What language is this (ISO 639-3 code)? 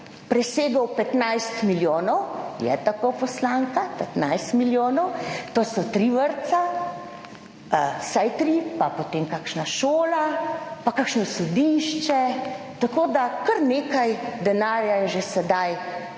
slv